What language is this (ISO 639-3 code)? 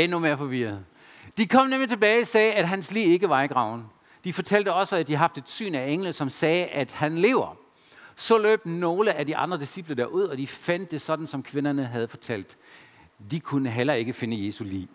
dan